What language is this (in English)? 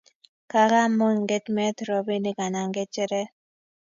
Kalenjin